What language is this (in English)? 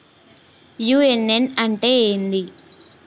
Telugu